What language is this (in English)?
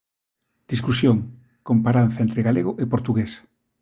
Galician